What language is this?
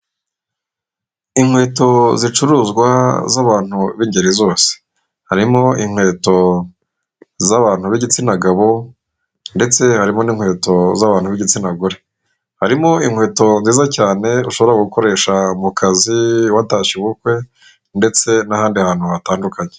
Kinyarwanda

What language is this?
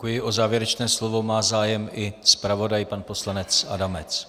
Czech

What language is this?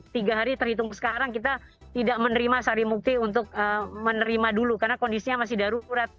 Indonesian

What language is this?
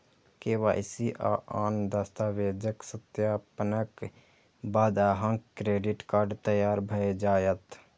Maithili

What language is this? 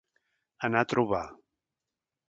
Catalan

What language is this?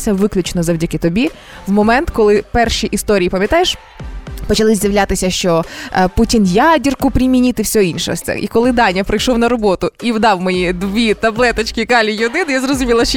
Ukrainian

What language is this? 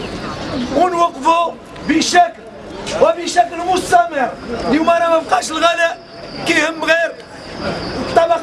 Arabic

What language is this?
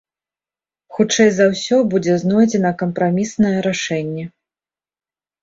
Belarusian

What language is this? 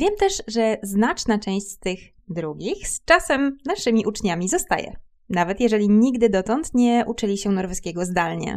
Polish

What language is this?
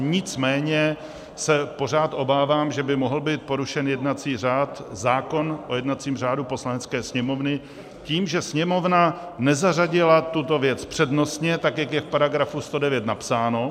Czech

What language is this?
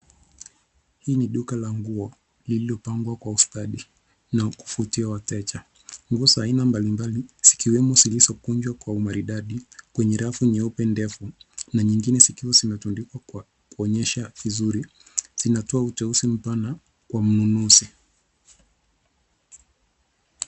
Swahili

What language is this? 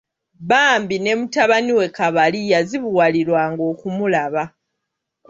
Ganda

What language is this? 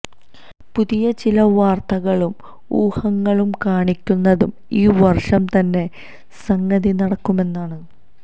Malayalam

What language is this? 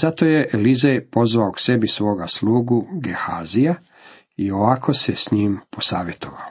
Croatian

